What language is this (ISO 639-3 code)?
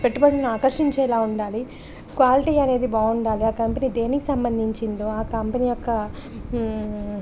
tel